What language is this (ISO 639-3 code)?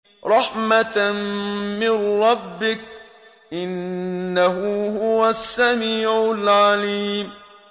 ara